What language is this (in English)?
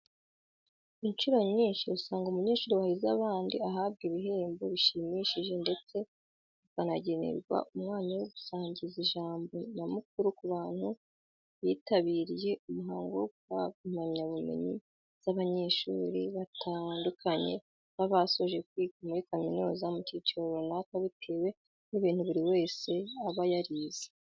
Kinyarwanda